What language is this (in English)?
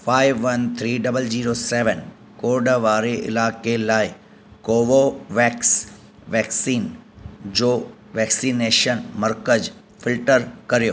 Sindhi